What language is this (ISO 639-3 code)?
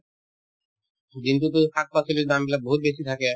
asm